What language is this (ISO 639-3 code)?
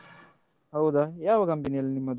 kan